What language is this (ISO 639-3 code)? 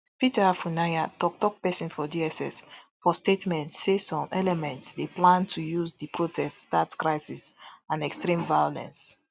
pcm